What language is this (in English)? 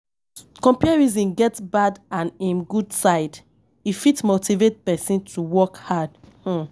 Nigerian Pidgin